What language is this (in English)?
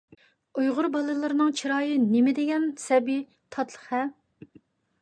Uyghur